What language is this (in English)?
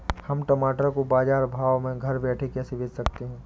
Hindi